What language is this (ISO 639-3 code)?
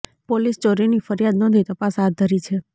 guj